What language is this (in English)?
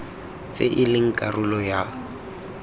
Tswana